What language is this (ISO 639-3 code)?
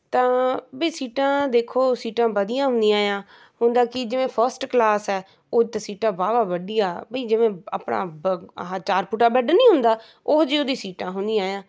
pan